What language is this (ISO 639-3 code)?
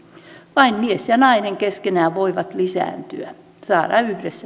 fin